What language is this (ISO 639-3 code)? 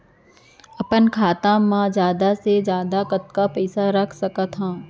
hne